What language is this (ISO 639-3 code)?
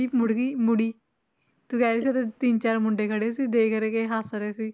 pan